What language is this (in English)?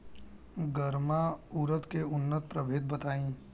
Bhojpuri